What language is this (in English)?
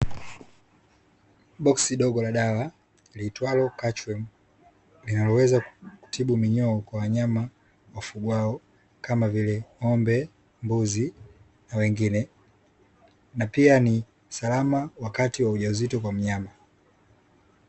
Swahili